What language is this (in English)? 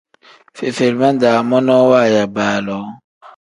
Tem